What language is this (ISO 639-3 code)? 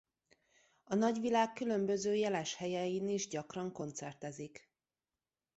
hun